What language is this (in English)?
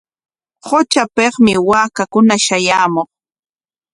Corongo Ancash Quechua